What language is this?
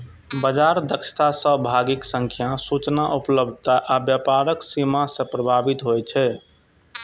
Maithili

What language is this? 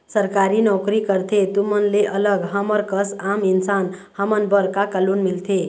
Chhattisgarhi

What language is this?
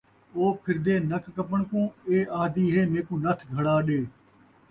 Saraiki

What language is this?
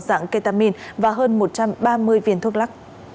Vietnamese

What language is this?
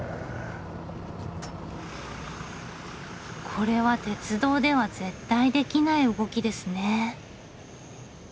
Japanese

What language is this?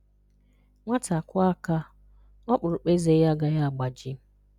Igbo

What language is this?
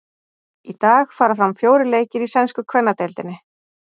Icelandic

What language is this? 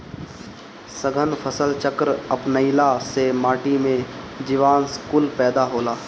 Bhojpuri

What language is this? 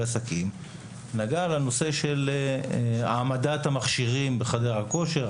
Hebrew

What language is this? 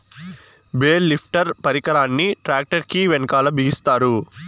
Telugu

